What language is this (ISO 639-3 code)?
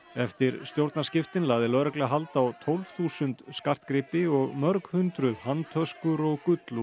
isl